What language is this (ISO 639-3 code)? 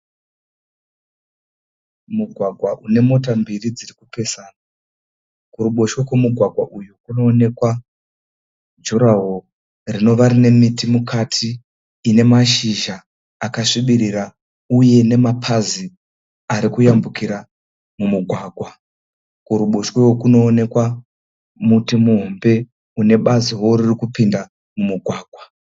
sna